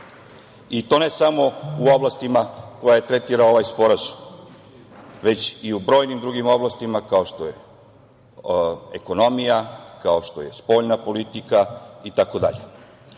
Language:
Serbian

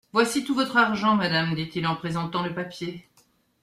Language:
French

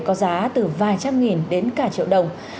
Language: Vietnamese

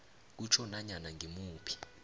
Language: South Ndebele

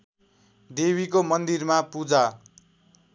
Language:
Nepali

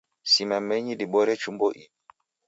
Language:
Taita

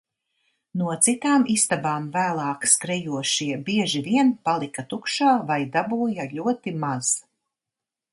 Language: Latvian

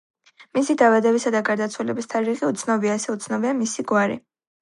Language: Georgian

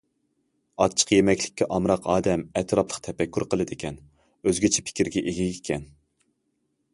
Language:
Uyghur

